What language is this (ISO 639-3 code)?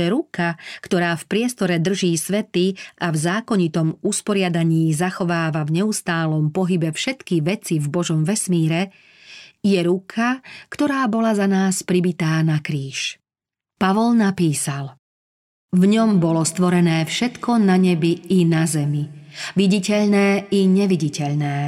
slk